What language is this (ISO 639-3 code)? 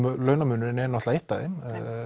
isl